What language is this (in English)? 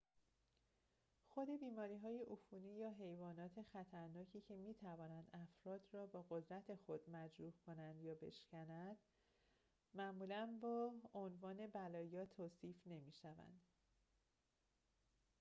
Persian